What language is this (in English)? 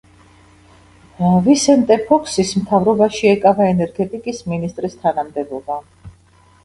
Georgian